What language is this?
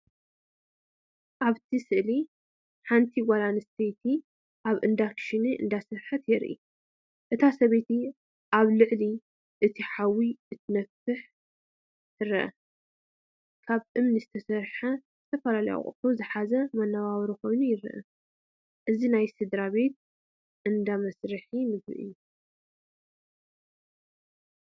Tigrinya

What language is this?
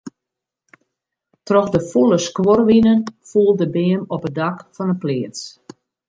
Western Frisian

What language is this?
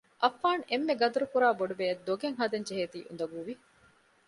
Divehi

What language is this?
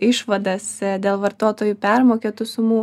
Lithuanian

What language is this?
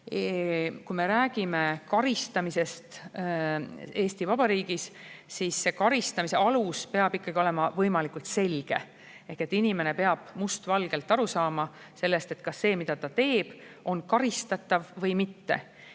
Estonian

